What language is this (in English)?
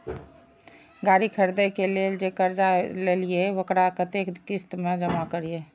Maithili